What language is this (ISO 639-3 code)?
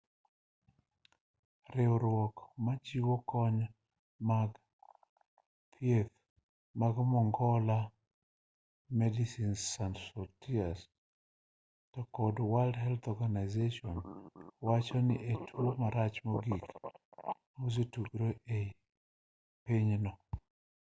luo